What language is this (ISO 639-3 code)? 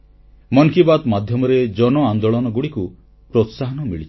ori